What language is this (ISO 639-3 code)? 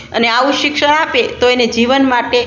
guj